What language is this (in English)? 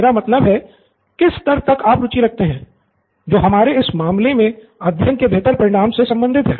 Hindi